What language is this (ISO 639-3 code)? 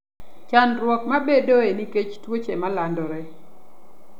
luo